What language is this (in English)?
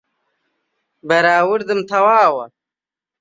Central Kurdish